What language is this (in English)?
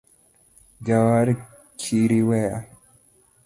Luo (Kenya and Tanzania)